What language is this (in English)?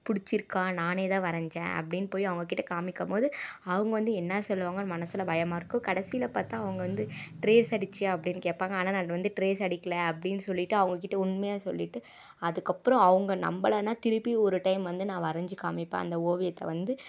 Tamil